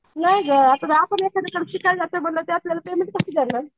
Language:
Marathi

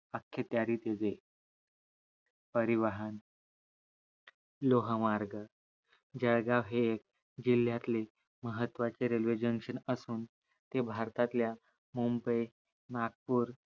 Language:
Marathi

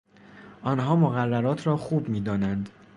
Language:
Persian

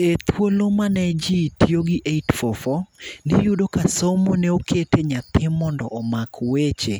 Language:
Luo (Kenya and Tanzania)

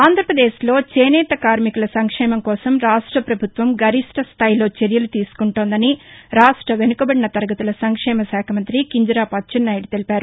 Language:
Telugu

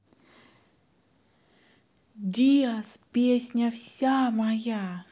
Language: Russian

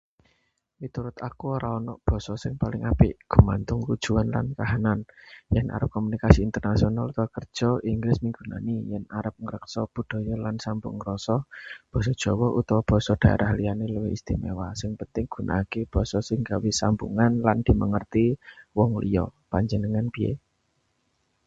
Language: Javanese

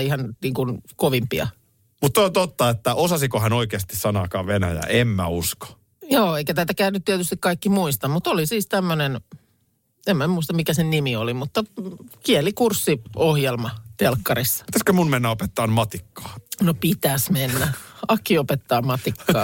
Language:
Finnish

